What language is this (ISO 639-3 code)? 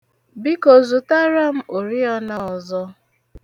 ibo